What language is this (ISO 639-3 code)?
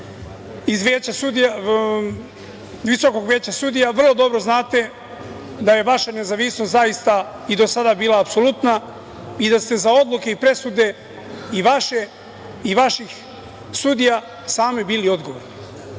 srp